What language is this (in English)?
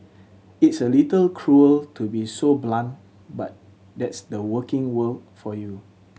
English